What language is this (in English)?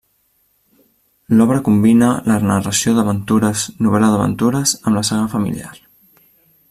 Catalan